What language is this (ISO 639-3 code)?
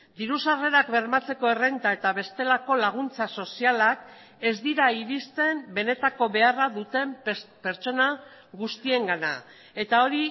eus